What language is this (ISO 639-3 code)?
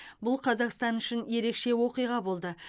kaz